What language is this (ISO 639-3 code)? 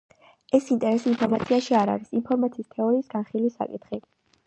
kat